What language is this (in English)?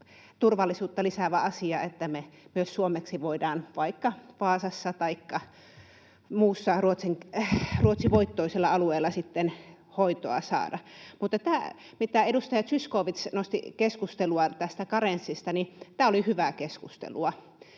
Finnish